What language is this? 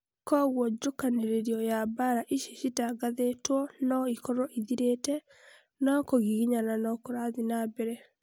Kikuyu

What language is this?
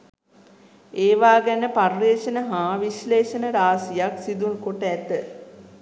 Sinhala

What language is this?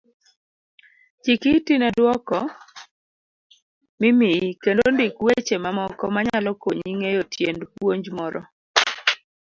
Luo (Kenya and Tanzania)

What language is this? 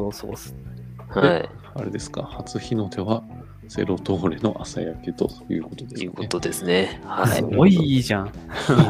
Japanese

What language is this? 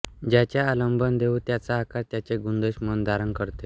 Marathi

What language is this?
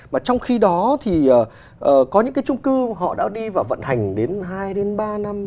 Vietnamese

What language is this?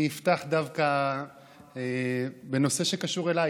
Hebrew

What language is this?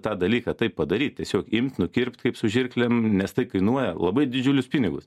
Lithuanian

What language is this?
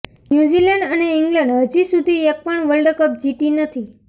Gujarati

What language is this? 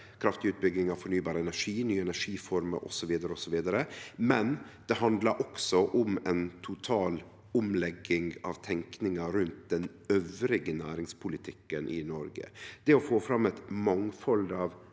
Norwegian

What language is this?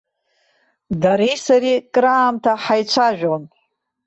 Abkhazian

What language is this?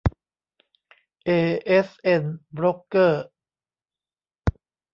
Thai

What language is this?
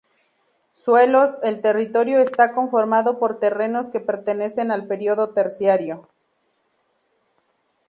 Spanish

